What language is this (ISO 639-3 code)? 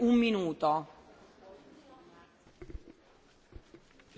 ron